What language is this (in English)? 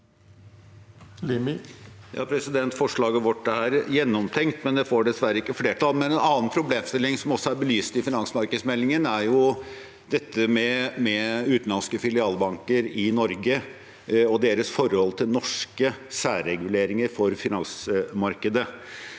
Norwegian